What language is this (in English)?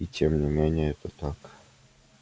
Russian